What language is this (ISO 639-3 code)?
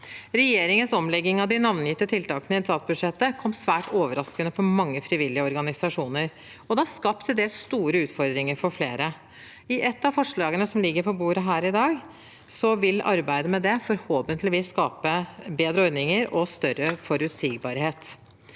nor